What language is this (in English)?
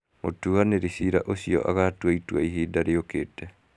Kikuyu